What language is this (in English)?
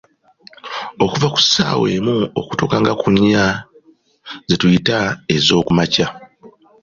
Ganda